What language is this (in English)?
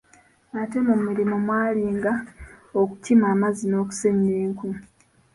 Ganda